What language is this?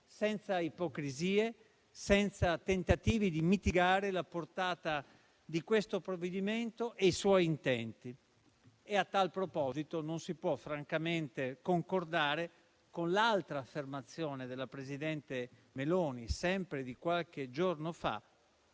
Italian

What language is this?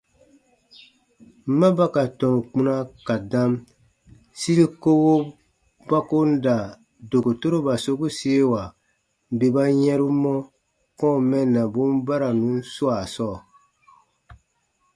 Baatonum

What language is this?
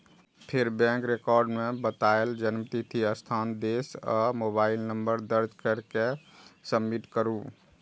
Maithili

